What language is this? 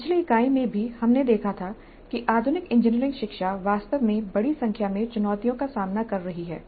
Hindi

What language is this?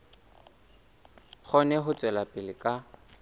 Southern Sotho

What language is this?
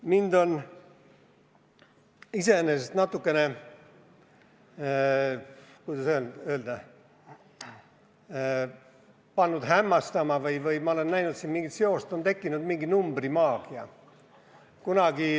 Estonian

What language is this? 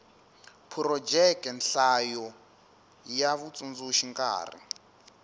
Tsonga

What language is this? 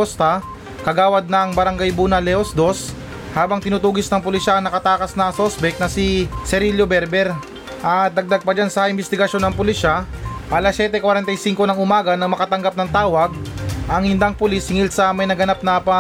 Filipino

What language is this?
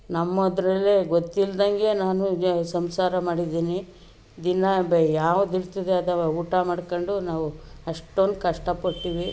Kannada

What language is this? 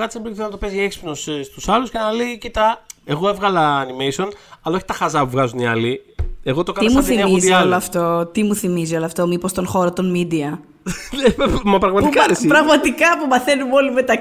Greek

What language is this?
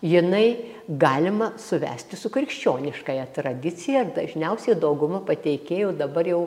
Lithuanian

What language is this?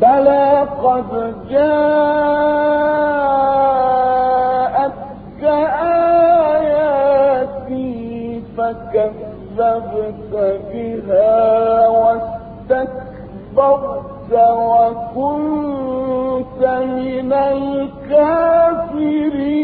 Arabic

